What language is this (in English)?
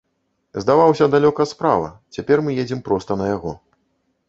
Belarusian